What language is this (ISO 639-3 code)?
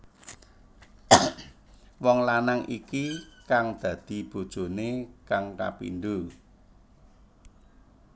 jav